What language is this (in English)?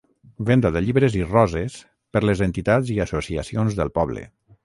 Catalan